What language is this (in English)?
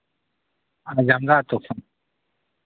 Santali